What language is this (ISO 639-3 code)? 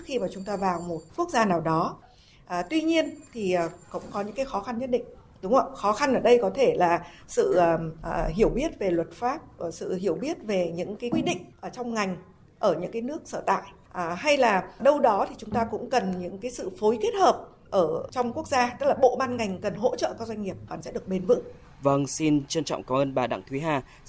vie